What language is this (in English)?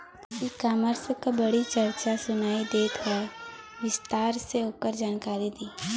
Bhojpuri